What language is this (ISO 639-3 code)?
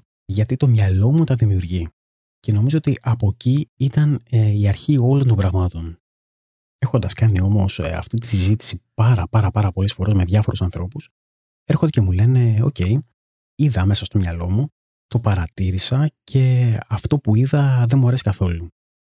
ell